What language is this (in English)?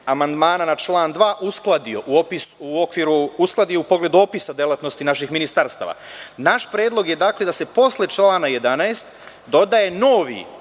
Serbian